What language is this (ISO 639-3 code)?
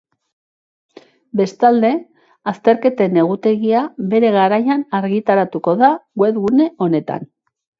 eus